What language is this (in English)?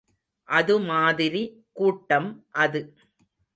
Tamil